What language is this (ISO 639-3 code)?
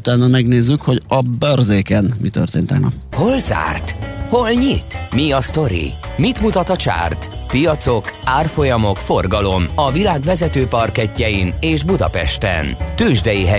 hun